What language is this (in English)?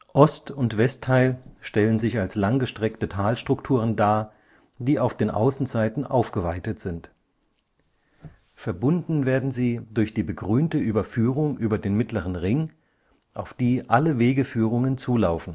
German